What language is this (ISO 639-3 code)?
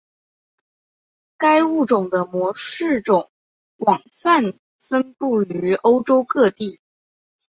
zho